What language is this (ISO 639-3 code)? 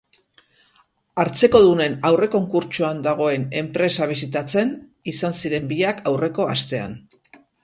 eus